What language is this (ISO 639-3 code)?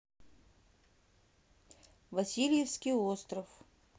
rus